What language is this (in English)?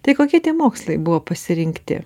Lithuanian